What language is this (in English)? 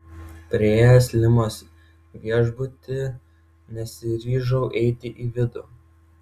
Lithuanian